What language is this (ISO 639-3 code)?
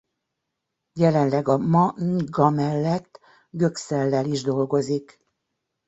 hun